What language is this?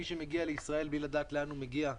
Hebrew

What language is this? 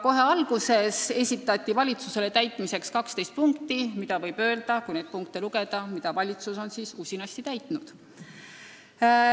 Estonian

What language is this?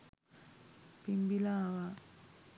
Sinhala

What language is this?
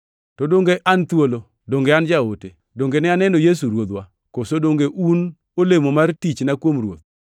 Luo (Kenya and Tanzania)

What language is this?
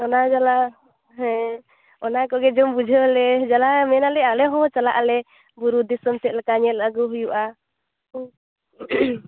Santali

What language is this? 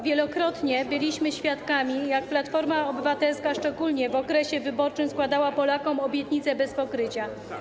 Polish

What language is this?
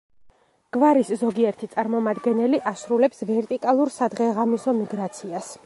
Georgian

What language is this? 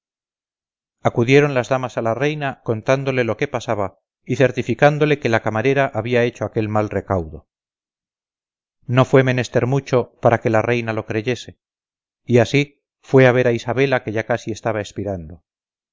Spanish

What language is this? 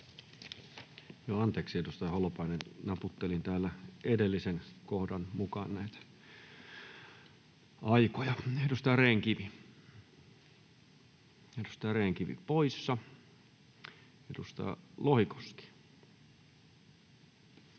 Finnish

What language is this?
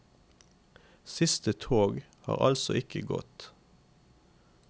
Norwegian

